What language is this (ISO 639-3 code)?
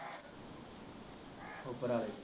pan